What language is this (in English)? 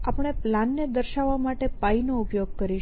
Gujarati